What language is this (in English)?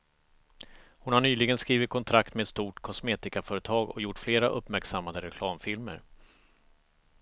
Swedish